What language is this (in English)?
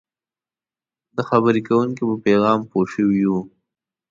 Pashto